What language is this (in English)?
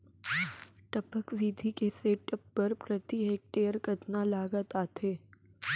Chhattisgarhi